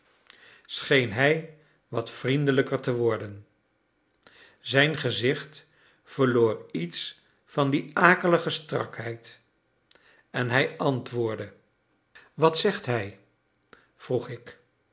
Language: Dutch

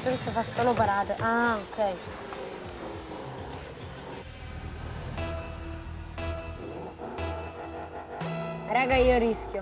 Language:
Italian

